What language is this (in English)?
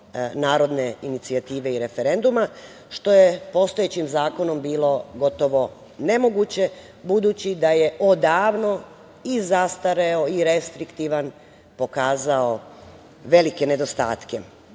Serbian